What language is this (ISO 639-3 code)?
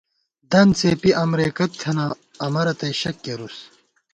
gwt